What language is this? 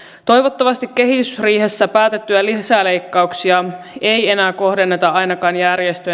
Finnish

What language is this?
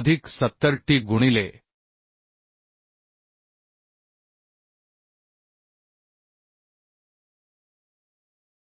Marathi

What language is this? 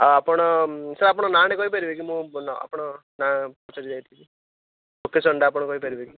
Odia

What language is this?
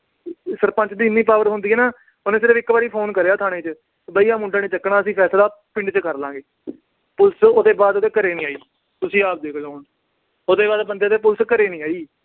Punjabi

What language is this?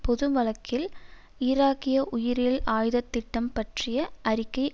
Tamil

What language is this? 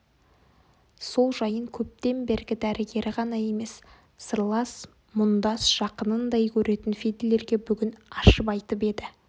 Kazakh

